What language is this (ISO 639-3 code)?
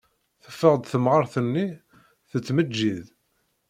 kab